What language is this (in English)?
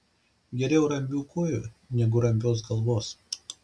Lithuanian